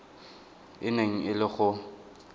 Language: Tswana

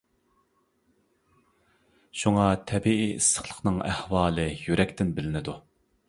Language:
Uyghur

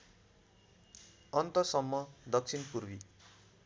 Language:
Nepali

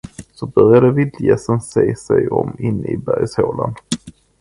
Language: Swedish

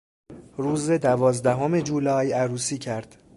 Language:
Persian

